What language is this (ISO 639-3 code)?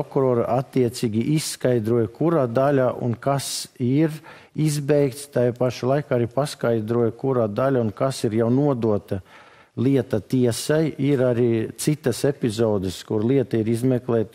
lav